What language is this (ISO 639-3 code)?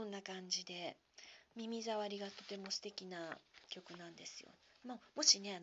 jpn